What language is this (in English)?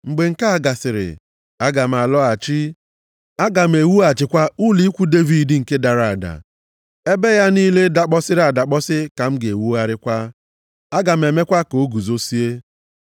Igbo